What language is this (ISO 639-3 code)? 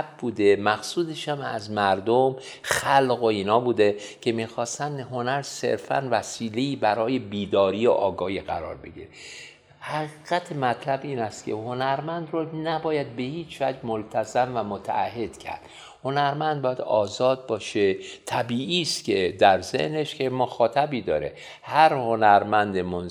fas